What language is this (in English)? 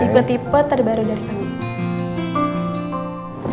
Indonesian